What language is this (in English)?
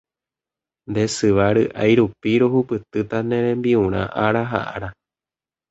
Guarani